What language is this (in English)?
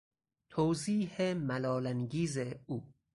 Persian